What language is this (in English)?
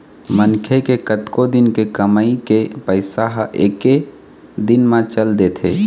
Chhattisgarhi